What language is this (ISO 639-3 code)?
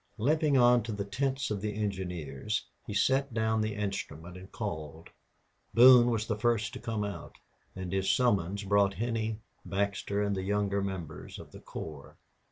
eng